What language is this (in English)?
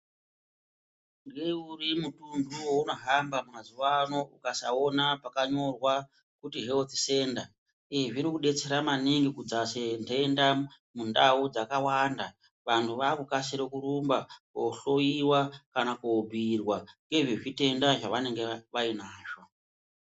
Ndau